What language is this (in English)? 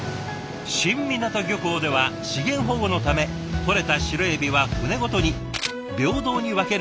Japanese